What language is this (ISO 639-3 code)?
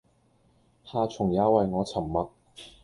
yue